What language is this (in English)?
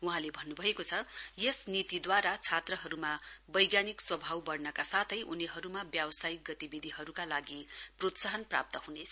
Nepali